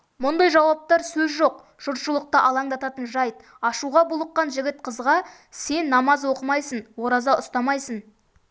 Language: Kazakh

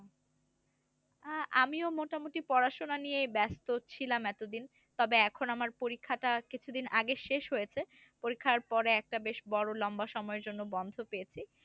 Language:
Bangla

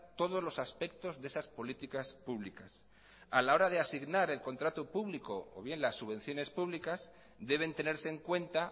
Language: Spanish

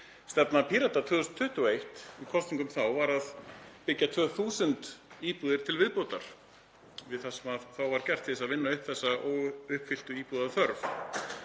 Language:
Icelandic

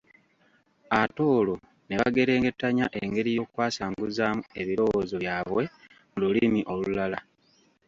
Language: Ganda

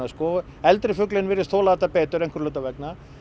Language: Icelandic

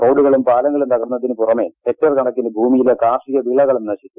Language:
Malayalam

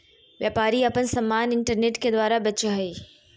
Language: Magahi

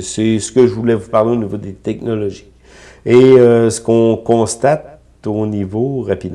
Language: French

